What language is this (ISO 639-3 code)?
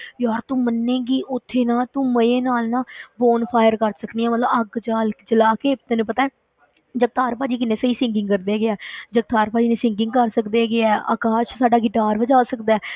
pan